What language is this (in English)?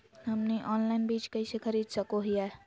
Magahi